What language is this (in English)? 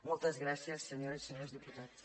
Catalan